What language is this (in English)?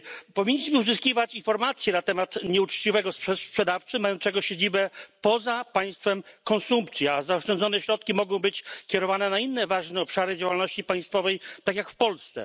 Polish